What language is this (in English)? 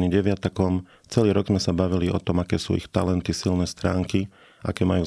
Slovak